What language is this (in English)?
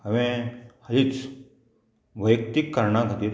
Konkani